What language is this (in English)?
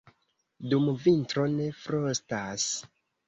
Esperanto